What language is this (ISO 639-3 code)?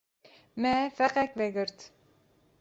kur